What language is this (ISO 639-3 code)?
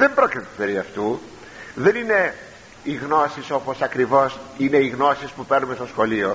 ell